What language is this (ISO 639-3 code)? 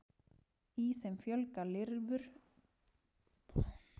isl